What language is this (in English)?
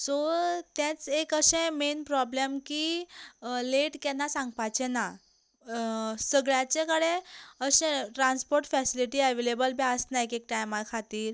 Konkani